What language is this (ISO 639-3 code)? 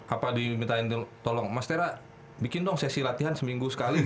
ind